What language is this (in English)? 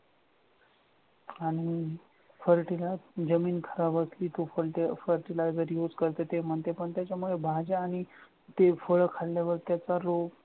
Marathi